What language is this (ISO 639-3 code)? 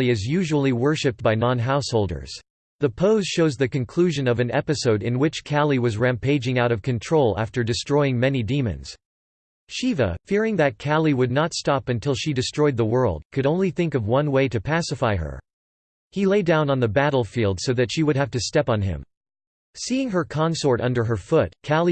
eng